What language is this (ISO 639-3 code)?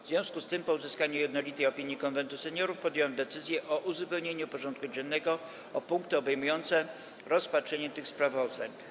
pol